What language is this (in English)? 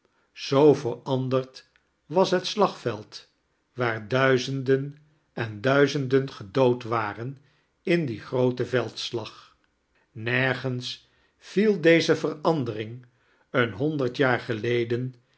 Dutch